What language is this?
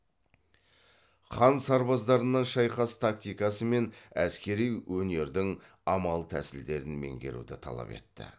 Kazakh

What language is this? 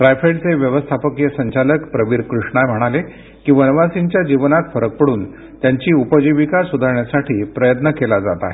Marathi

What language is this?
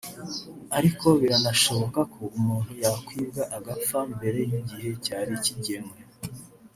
Kinyarwanda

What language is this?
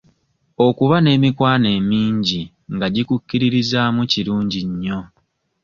Ganda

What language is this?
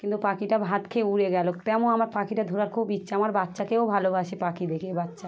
Bangla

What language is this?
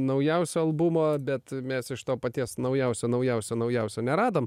Lithuanian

